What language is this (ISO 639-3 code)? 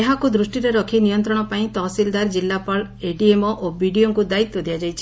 ori